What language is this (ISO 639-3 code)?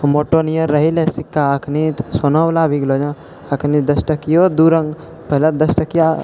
mai